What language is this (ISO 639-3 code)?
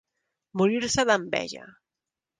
cat